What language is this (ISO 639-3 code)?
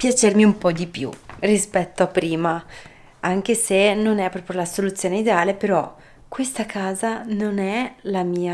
ita